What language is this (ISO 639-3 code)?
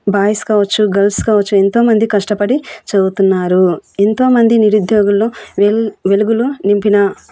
tel